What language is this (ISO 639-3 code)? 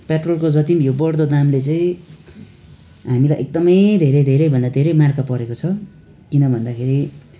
nep